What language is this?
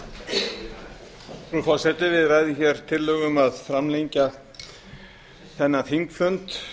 Icelandic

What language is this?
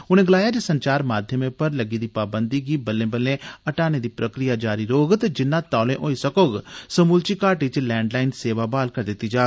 Dogri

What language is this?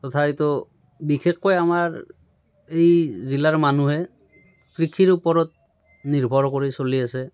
Assamese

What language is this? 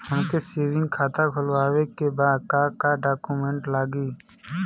Bhojpuri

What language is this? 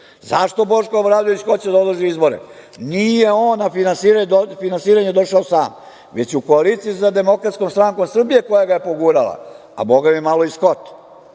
Serbian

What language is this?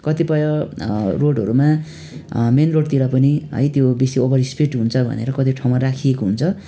Nepali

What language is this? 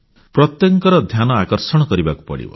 Odia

